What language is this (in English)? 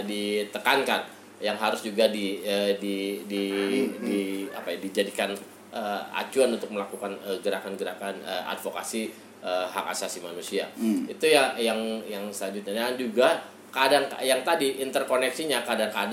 Indonesian